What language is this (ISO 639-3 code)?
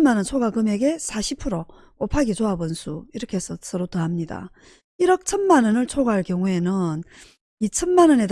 kor